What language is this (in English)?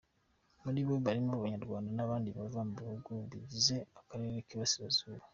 Kinyarwanda